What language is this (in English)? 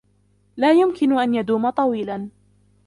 Arabic